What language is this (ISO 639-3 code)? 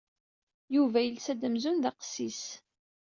kab